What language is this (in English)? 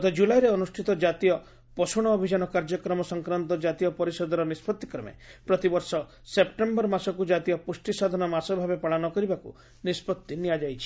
Odia